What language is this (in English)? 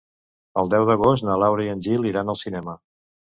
Catalan